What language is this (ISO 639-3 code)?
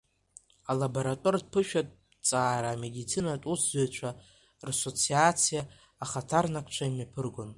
abk